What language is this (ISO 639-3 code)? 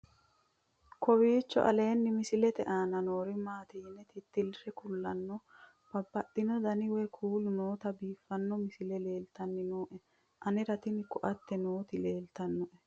sid